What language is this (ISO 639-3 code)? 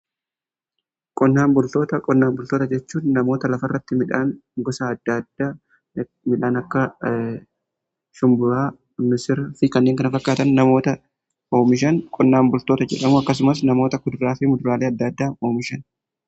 orm